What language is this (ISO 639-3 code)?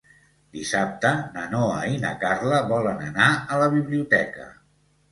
cat